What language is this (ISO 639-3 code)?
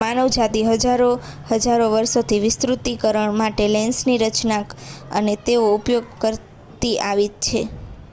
guj